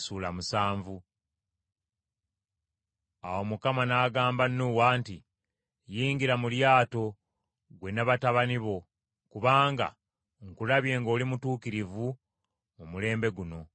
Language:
Ganda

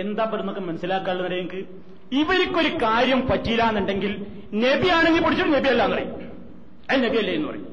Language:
Malayalam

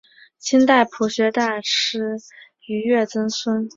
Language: Chinese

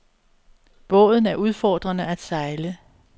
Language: Danish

